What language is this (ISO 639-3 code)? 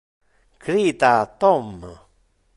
ina